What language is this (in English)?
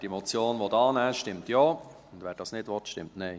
Swiss German